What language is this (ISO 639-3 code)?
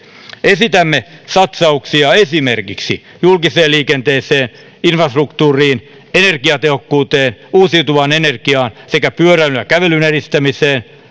fin